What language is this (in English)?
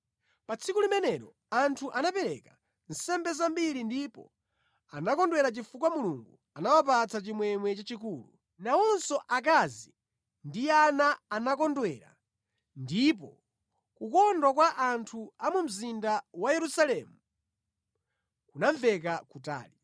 Nyanja